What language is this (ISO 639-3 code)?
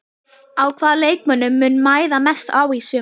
isl